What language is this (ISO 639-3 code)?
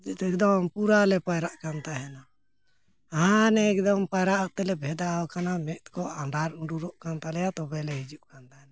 sat